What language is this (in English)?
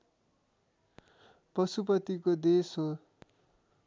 Nepali